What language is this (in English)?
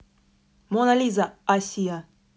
Russian